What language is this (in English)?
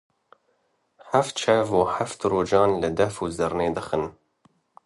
Kurdish